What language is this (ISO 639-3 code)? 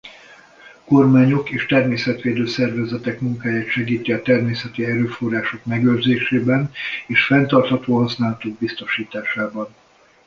hun